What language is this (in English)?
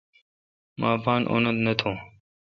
Kalkoti